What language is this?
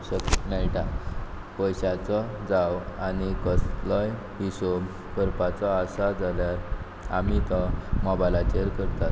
Konkani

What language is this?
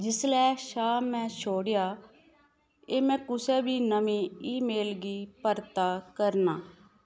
Dogri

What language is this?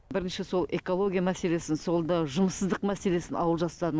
Kazakh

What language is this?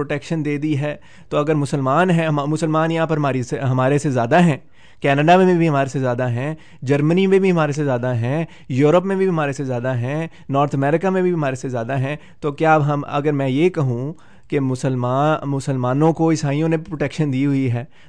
Urdu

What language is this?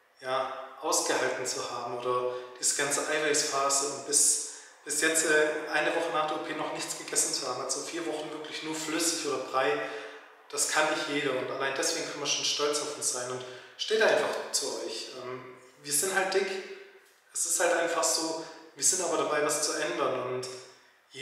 German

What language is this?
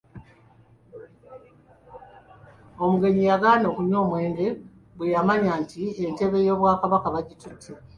Ganda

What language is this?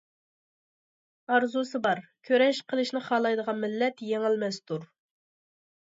Uyghur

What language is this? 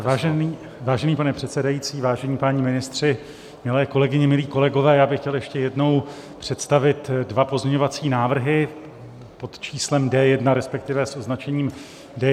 Czech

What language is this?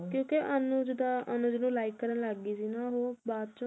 Punjabi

